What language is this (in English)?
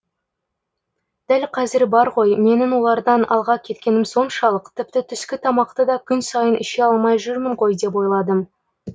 Kazakh